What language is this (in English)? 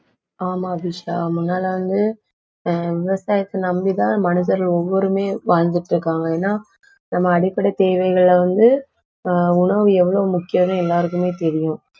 Tamil